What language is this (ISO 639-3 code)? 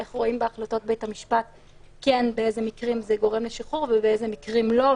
heb